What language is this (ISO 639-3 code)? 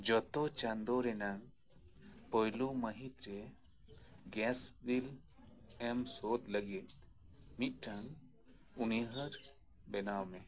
sat